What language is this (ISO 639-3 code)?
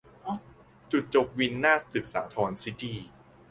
tha